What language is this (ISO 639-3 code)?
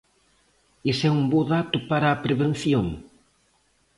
glg